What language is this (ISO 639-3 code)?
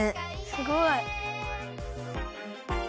jpn